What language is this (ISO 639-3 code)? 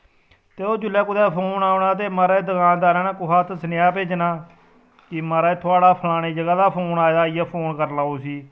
doi